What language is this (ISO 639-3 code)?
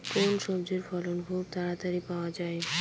ben